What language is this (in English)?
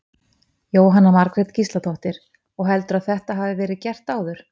Icelandic